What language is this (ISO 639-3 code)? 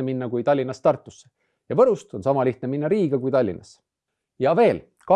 est